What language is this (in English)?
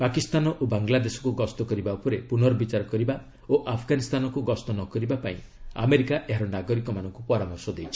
Odia